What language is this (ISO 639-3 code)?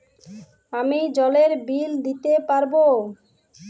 ben